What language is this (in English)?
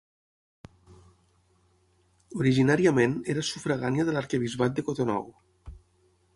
Catalan